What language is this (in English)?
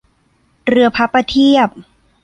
Thai